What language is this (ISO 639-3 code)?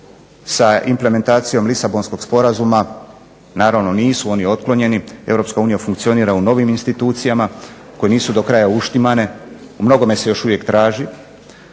hrv